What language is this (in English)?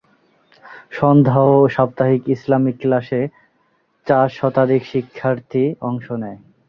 Bangla